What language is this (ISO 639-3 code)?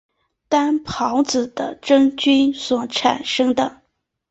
zho